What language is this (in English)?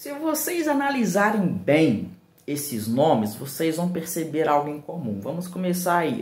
Portuguese